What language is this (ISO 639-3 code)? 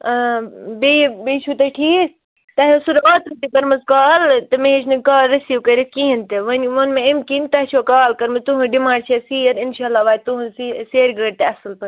kas